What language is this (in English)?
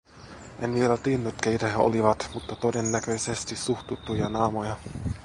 Finnish